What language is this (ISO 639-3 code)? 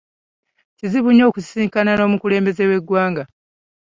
lug